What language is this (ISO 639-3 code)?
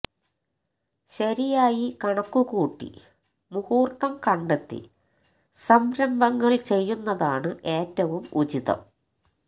mal